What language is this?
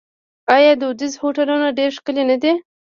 Pashto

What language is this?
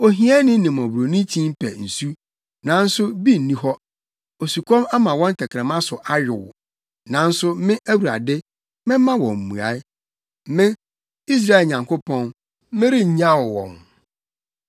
Akan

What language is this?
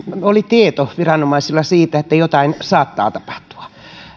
Finnish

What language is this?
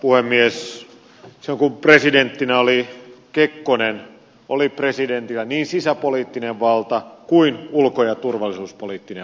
Finnish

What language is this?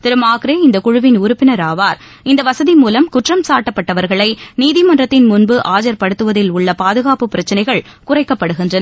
Tamil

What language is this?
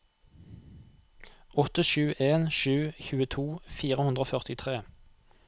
Norwegian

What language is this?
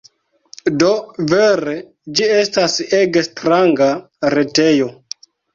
Esperanto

